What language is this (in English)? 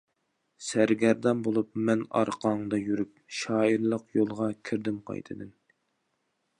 Uyghur